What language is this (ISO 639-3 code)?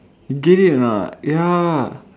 eng